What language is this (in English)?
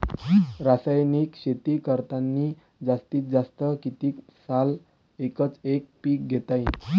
Marathi